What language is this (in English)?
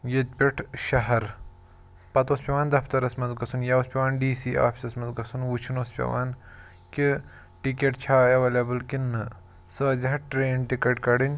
Kashmiri